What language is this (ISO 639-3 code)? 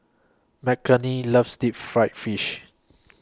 eng